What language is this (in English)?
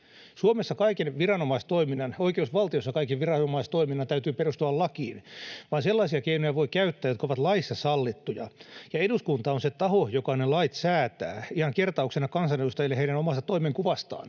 Finnish